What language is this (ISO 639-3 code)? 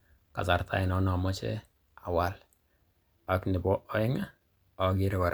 kln